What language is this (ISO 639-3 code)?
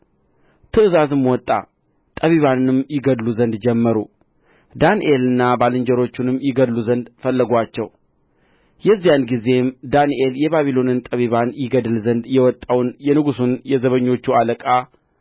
amh